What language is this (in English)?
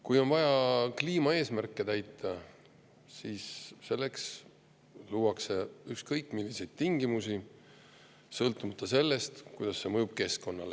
Estonian